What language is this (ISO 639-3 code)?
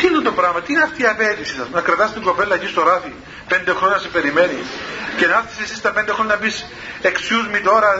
ell